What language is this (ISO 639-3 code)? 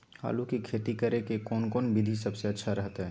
mag